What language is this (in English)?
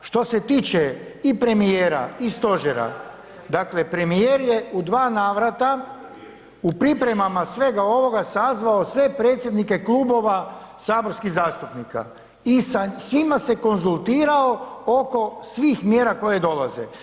Croatian